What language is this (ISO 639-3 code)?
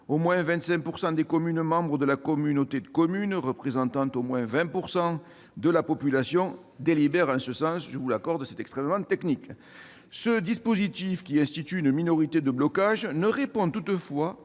fra